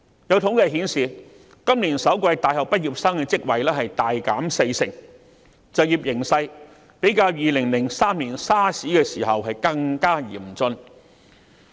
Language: Cantonese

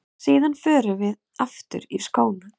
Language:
Icelandic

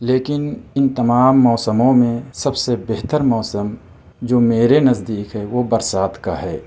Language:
Urdu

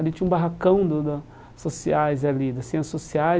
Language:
Portuguese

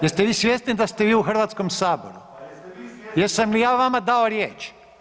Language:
Croatian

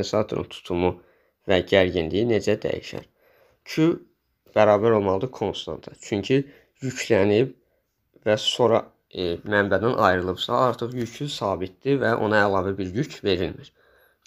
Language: Turkish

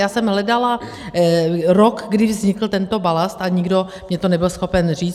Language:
Czech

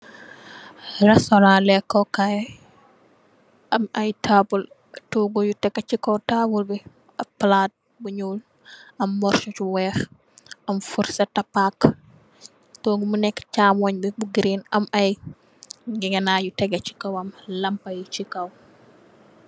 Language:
Wolof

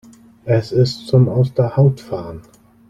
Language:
German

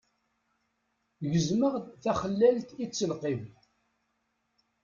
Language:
Kabyle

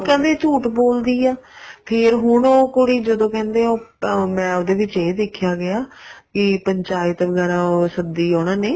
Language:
Punjabi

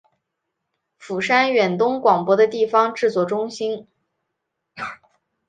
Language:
Chinese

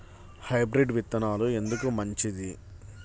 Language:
Telugu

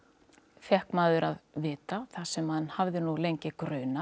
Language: Icelandic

